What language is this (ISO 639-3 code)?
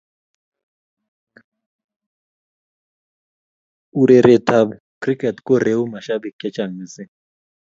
kln